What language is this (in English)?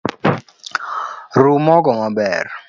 Luo (Kenya and Tanzania)